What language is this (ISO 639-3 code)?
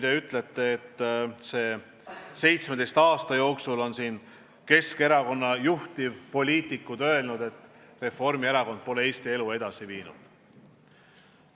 est